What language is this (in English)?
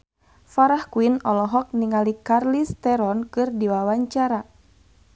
Sundanese